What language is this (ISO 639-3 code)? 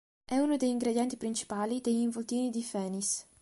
ita